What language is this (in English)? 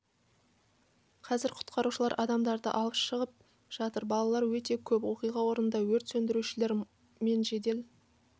Kazakh